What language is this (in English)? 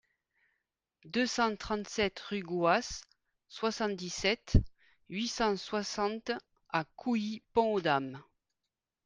French